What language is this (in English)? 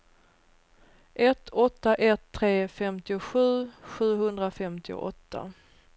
Swedish